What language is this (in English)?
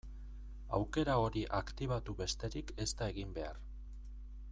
Basque